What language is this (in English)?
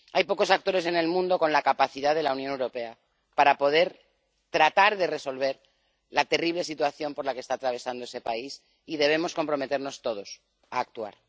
Spanish